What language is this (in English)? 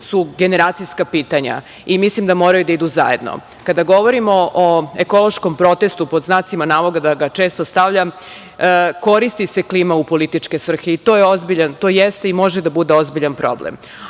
Serbian